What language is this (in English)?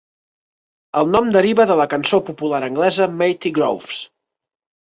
Catalan